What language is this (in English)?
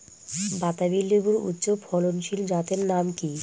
Bangla